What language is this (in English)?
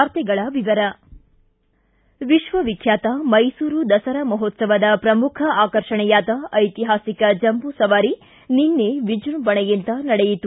Kannada